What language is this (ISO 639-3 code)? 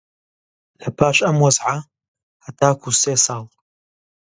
ckb